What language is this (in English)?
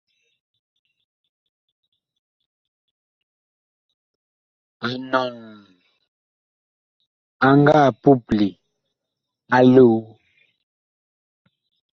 Bakoko